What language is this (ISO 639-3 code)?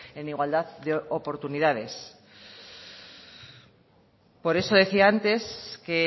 spa